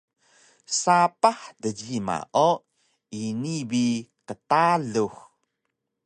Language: Taroko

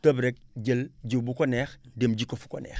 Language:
Wolof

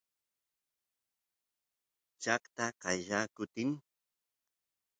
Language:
Santiago del Estero Quichua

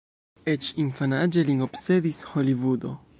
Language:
Esperanto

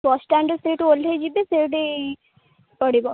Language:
Odia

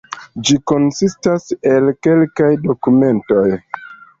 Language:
Esperanto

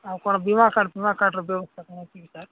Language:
Odia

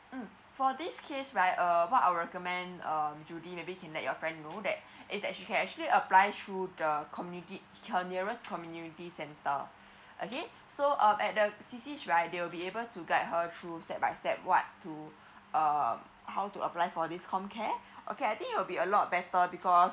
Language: English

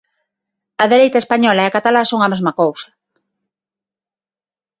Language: Galician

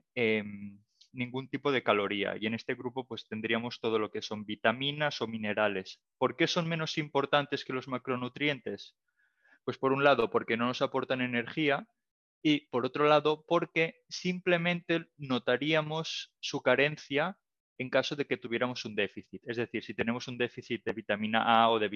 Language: Spanish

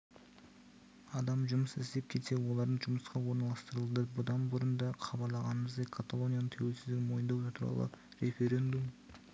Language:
Kazakh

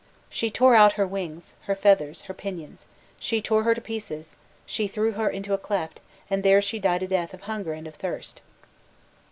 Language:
English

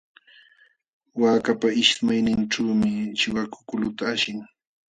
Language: Jauja Wanca Quechua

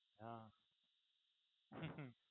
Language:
Gujarati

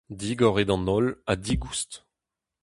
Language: Breton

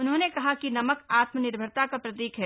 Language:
Hindi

